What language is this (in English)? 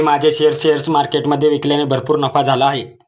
Marathi